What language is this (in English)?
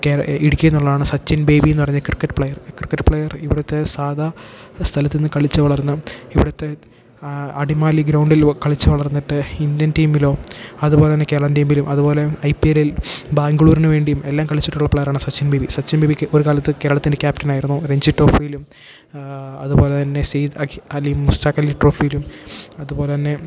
Malayalam